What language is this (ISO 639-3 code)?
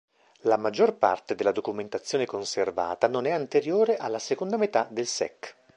ita